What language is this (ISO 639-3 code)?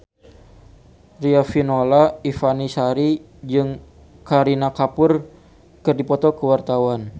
sun